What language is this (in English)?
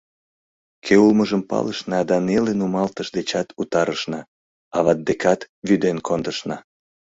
Mari